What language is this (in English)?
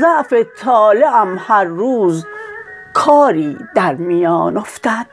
Persian